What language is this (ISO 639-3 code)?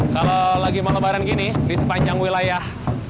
ind